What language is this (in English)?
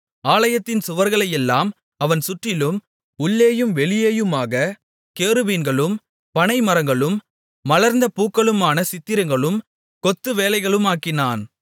Tamil